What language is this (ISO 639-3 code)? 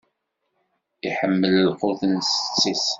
kab